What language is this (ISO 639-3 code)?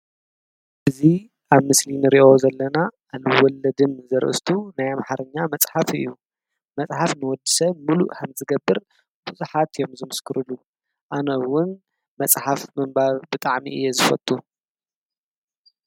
tir